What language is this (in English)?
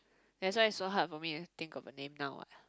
English